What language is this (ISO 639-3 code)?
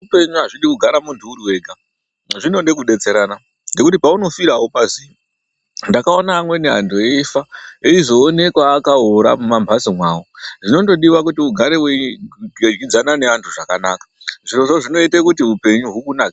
ndc